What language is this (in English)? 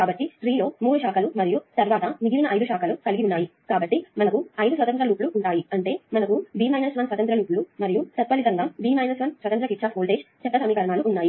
Telugu